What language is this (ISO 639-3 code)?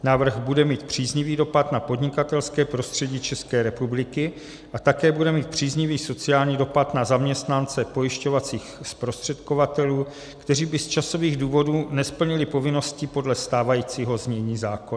ces